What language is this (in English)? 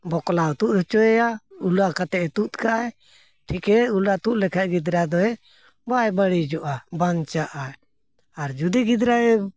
Santali